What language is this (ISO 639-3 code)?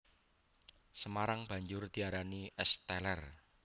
jav